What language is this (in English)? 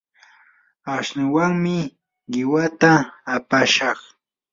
Yanahuanca Pasco Quechua